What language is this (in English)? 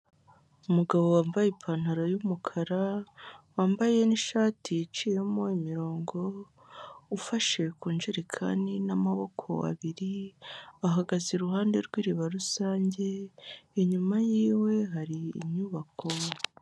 Kinyarwanda